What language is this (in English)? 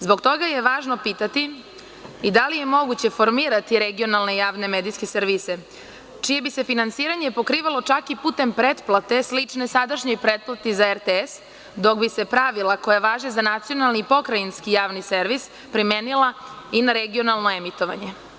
Serbian